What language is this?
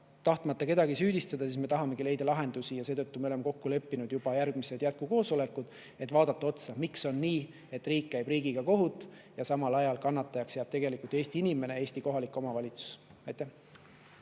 Estonian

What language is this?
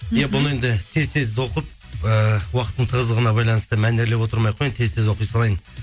Kazakh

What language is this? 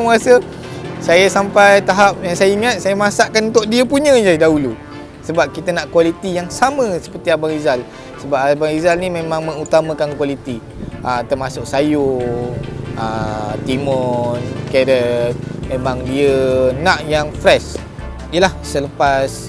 Malay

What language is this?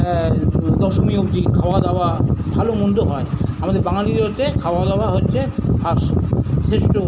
Bangla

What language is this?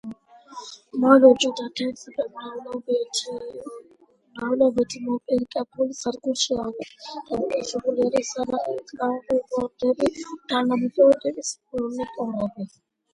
Georgian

